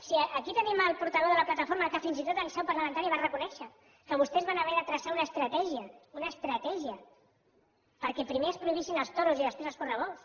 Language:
Catalan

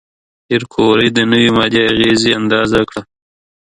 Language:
Pashto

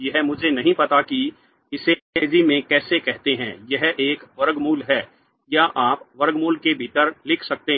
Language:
Hindi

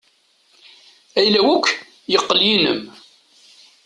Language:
Kabyle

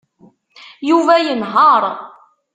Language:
Kabyle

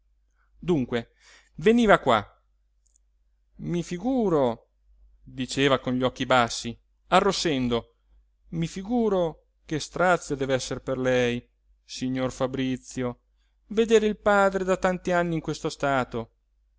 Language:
Italian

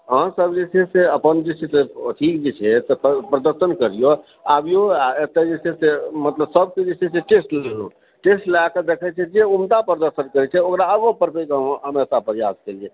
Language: Maithili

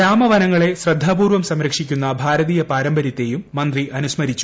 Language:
Malayalam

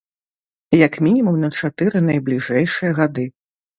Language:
Belarusian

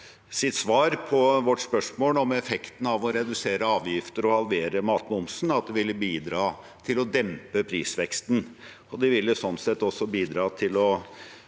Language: Norwegian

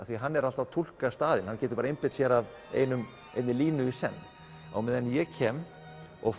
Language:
Icelandic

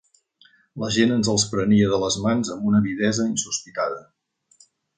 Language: Catalan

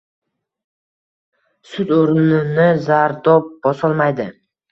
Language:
Uzbek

